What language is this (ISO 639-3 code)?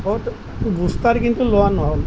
asm